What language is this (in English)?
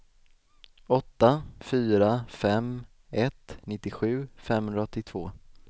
Swedish